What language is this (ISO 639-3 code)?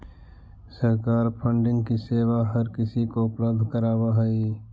mag